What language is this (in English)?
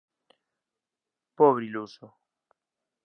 Galician